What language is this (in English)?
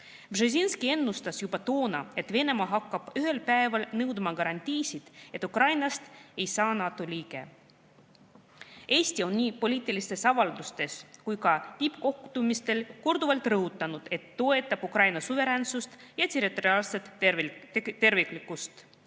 Estonian